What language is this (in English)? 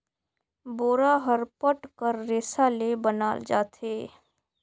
Chhattisgarhi